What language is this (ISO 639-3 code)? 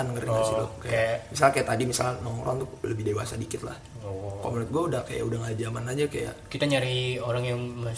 ind